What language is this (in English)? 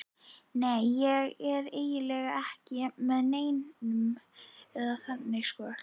Icelandic